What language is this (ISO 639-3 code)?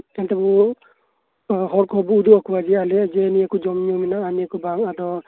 sat